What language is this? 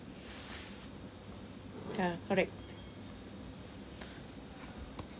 English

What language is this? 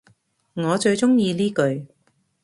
Cantonese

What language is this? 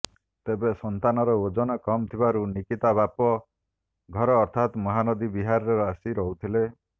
Odia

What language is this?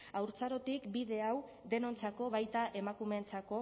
Basque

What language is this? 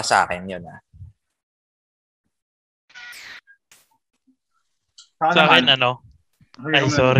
Filipino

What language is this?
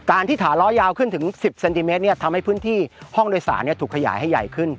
Thai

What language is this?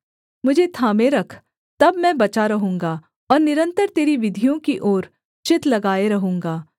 Hindi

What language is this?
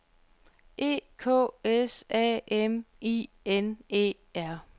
Danish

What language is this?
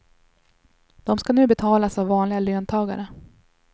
Swedish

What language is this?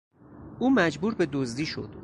Persian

